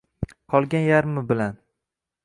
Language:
Uzbek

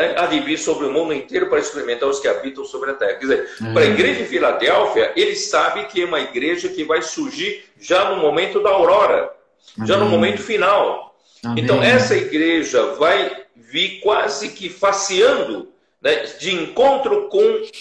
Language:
Portuguese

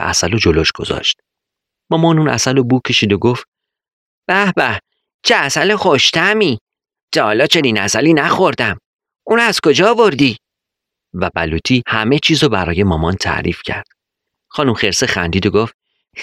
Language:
Persian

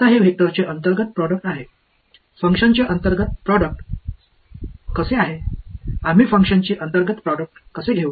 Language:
Marathi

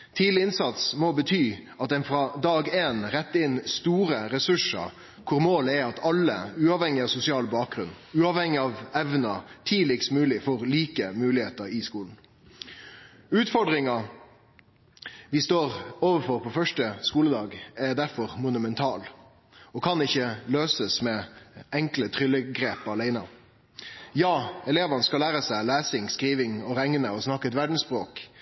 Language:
Norwegian Nynorsk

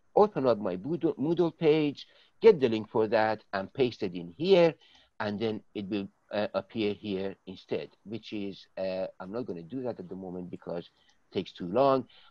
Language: English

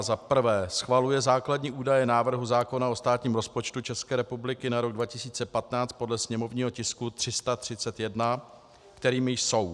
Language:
Czech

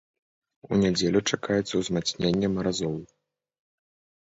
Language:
Belarusian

